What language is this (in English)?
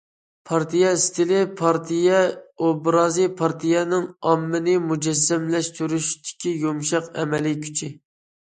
Uyghur